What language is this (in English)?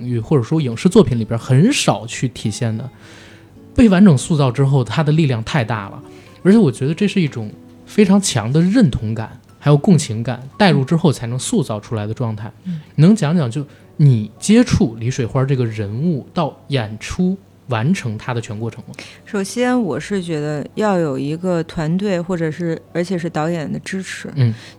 Chinese